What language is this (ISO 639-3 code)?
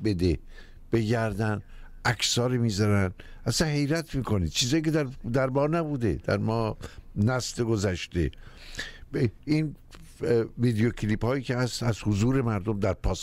fas